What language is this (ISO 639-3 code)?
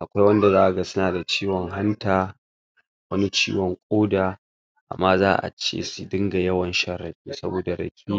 hau